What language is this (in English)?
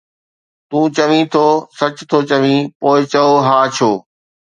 Sindhi